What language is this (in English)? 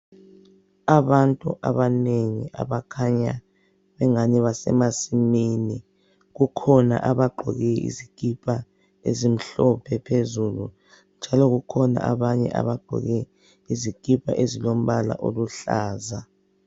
North Ndebele